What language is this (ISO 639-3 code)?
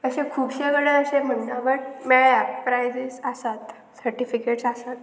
kok